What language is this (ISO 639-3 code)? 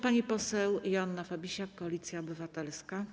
pol